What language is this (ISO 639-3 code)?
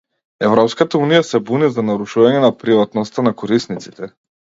mkd